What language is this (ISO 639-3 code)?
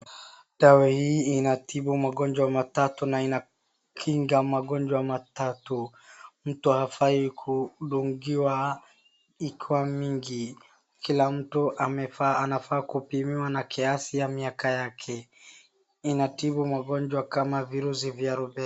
swa